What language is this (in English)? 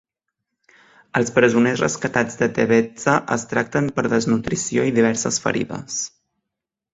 Catalan